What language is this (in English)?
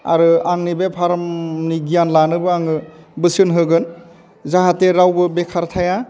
Bodo